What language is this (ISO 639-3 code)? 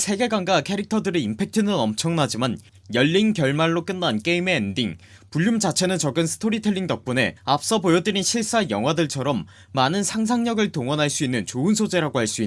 kor